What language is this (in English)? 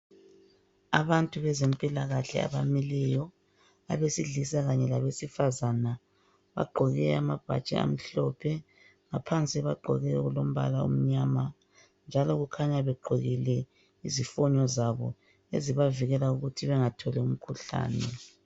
North Ndebele